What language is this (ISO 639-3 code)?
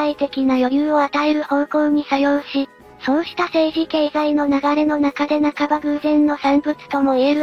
jpn